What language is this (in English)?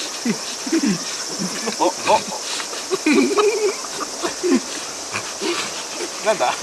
Japanese